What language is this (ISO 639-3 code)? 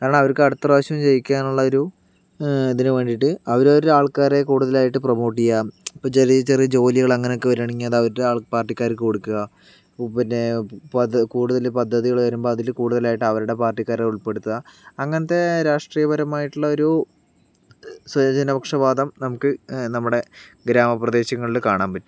mal